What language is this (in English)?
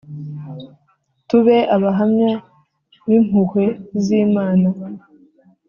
Kinyarwanda